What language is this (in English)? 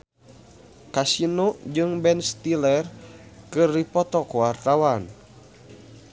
Sundanese